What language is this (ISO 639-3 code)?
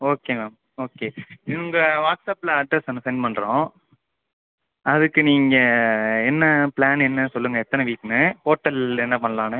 tam